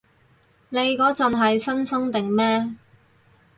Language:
Cantonese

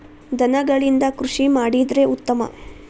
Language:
Kannada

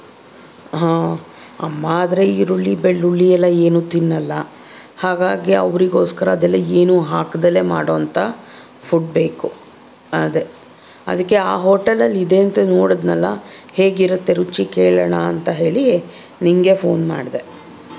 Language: Kannada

